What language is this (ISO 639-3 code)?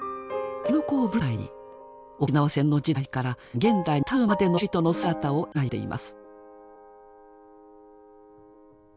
jpn